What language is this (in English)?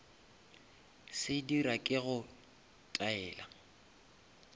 Northern Sotho